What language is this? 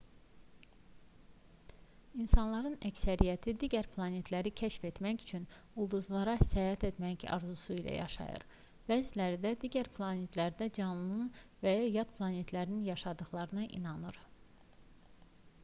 Azerbaijani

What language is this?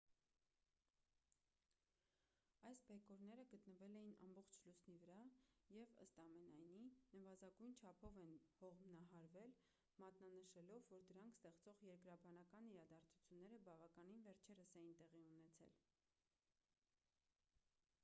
Armenian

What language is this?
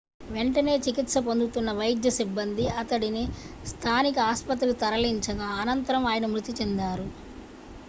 Telugu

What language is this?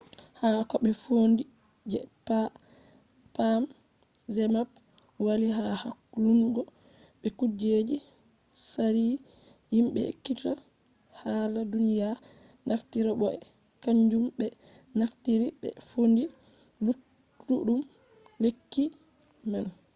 Fula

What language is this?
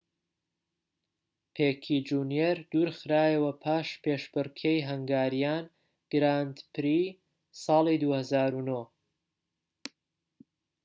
Central Kurdish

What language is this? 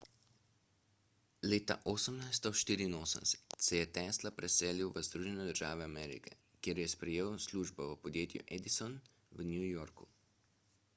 Slovenian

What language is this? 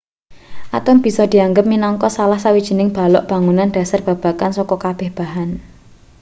Javanese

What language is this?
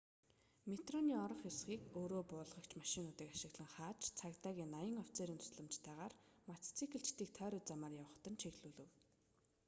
Mongolian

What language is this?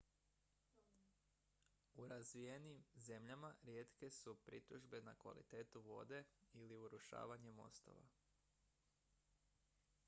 Croatian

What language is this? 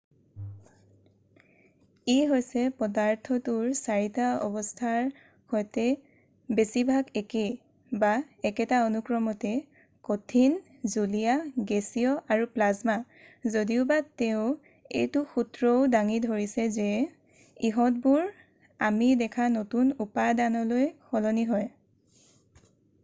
Assamese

